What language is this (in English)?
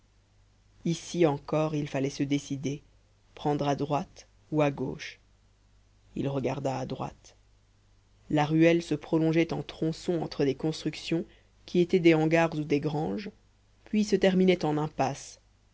French